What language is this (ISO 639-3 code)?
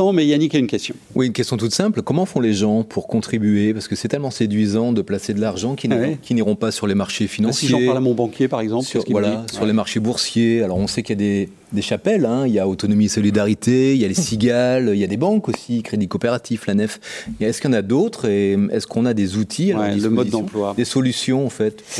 fra